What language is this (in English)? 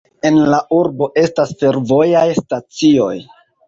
Esperanto